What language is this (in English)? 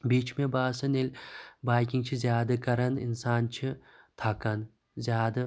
Kashmiri